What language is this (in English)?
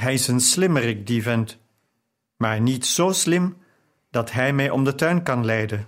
Dutch